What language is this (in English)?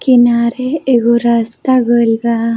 Bhojpuri